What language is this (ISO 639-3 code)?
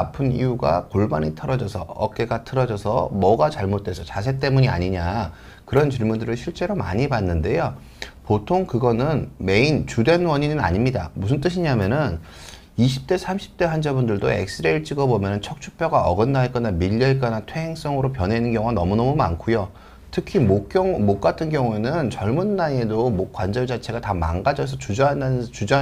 kor